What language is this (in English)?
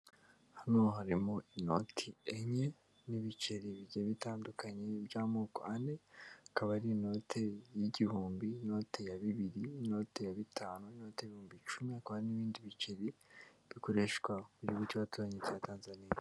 Kinyarwanda